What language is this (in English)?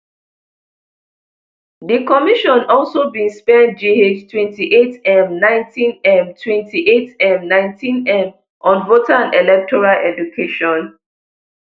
Nigerian Pidgin